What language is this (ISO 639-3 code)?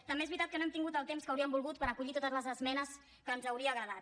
cat